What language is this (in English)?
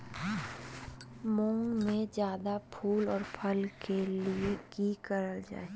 Magahi